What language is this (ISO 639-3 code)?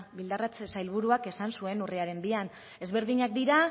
eus